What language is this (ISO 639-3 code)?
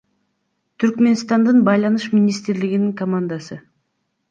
kir